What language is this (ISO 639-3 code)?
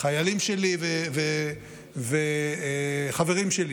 heb